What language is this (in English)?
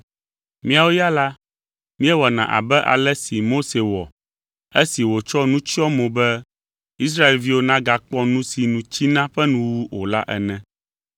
Ewe